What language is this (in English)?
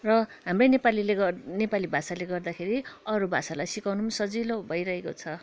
Nepali